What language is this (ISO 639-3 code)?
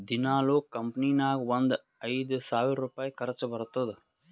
kan